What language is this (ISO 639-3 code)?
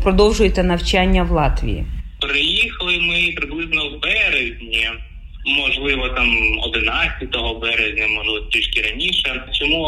ukr